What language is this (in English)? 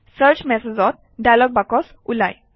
Assamese